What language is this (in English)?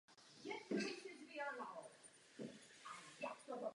Czech